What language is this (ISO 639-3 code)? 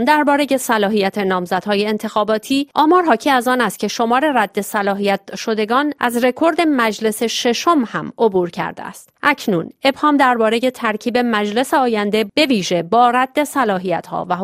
fas